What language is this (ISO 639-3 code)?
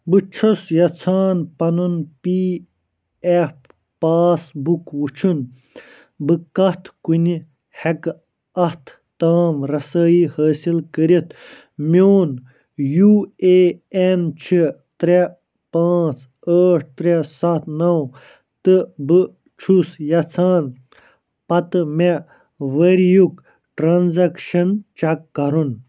kas